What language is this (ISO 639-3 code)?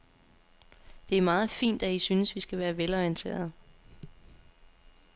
dan